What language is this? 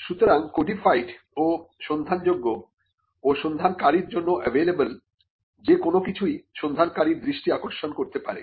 Bangla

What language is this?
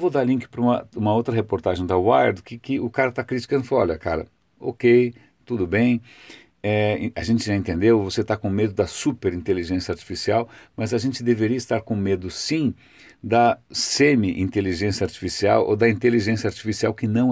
Portuguese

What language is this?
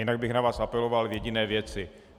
Czech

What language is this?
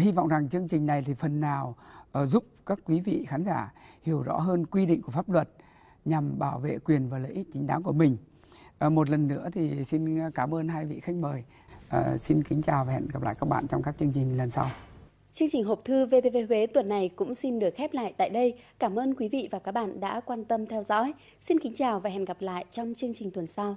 Vietnamese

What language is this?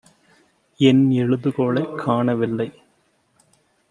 Tamil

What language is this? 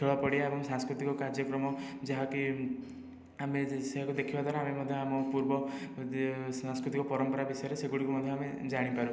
Odia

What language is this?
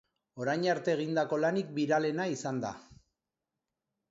Basque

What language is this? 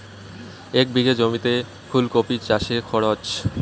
Bangla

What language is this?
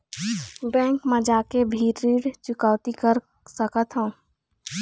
Chhattisgarhi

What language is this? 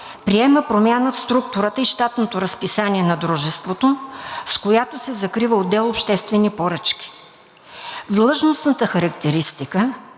Bulgarian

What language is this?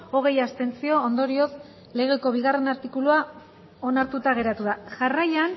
Basque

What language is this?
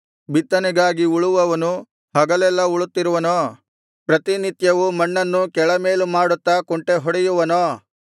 Kannada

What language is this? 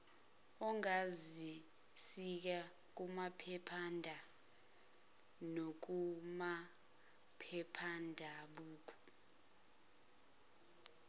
Zulu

